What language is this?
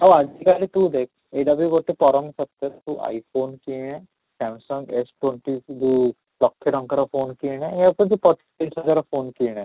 Odia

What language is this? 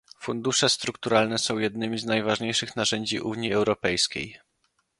Polish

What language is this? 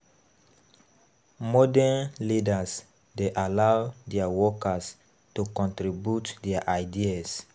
Nigerian Pidgin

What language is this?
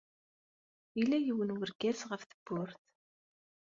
Kabyle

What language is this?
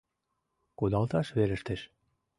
Mari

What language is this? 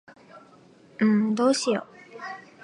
Japanese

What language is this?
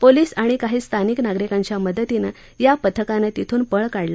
Marathi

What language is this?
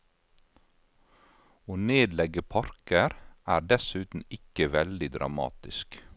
Norwegian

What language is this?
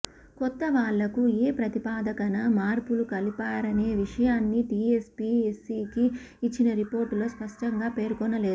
Telugu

